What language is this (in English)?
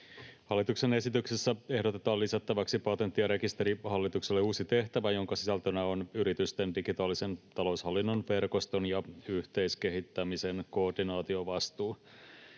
Finnish